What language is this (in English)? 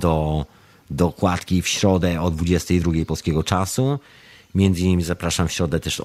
Polish